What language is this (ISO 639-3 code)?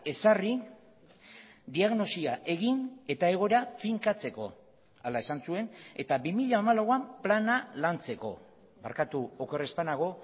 eus